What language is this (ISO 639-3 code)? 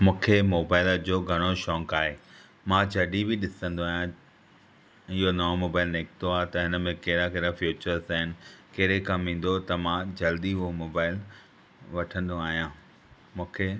snd